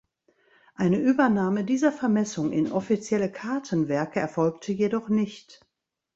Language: German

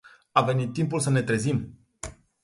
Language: Romanian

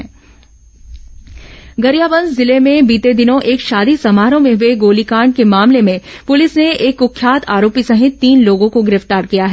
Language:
Hindi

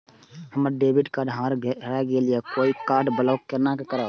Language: Maithili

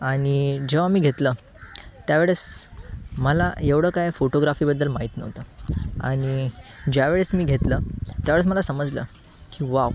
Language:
Marathi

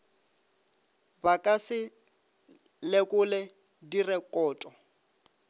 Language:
Northern Sotho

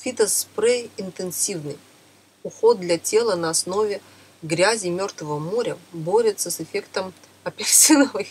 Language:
Russian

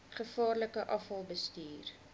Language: Afrikaans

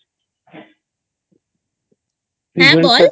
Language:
Bangla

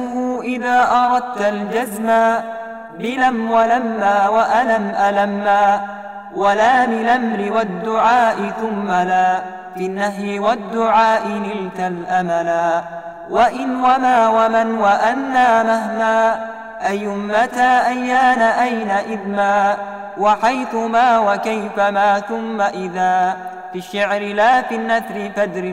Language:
Arabic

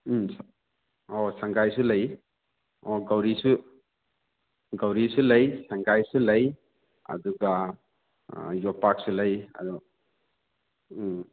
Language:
Manipuri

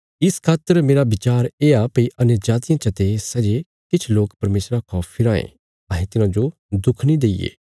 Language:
Bilaspuri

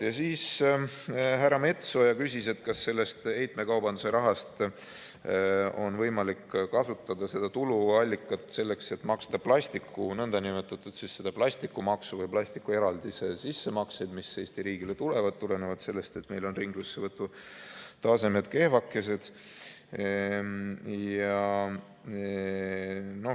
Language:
Estonian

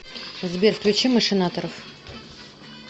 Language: Russian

